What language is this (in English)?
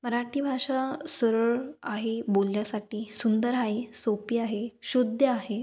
Marathi